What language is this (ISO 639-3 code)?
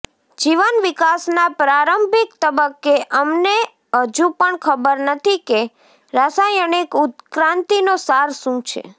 guj